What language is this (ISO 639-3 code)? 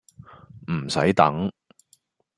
yue